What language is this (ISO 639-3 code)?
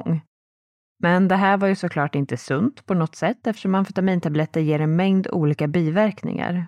swe